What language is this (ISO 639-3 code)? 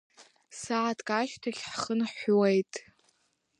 abk